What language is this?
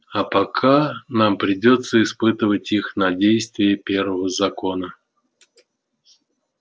Russian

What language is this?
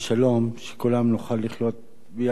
Hebrew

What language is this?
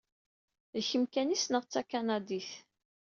Kabyle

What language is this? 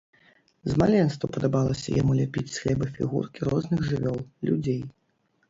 Belarusian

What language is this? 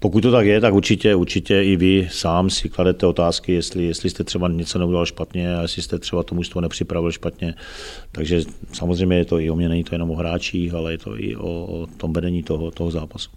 Czech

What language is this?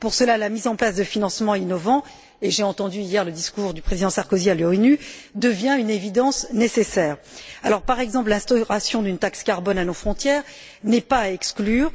French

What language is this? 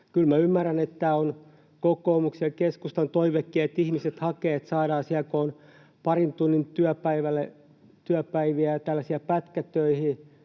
Finnish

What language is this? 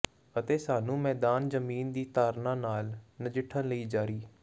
Punjabi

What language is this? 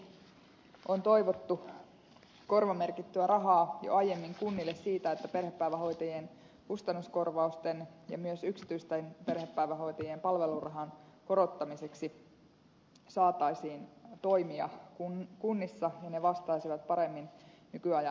Finnish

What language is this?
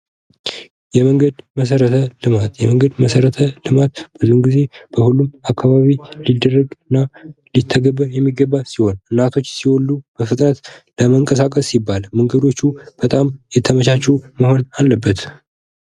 Amharic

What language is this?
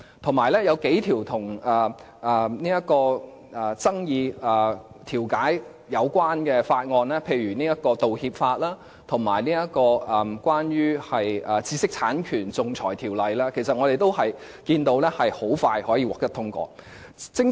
Cantonese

